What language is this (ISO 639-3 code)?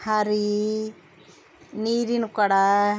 kan